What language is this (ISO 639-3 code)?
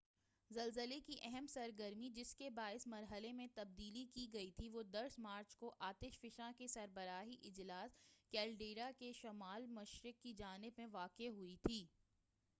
urd